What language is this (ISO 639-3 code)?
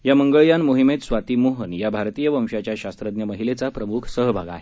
mar